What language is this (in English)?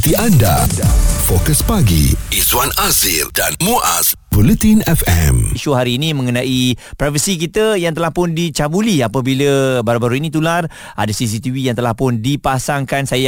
Malay